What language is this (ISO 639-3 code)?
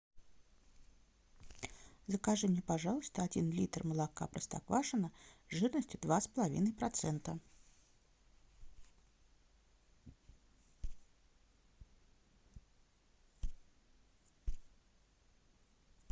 rus